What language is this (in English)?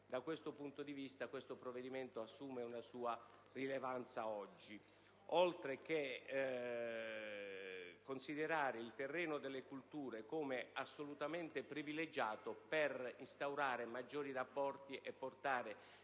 Italian